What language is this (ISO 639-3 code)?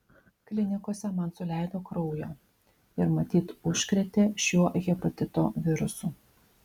lit